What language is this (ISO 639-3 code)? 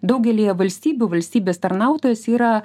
lit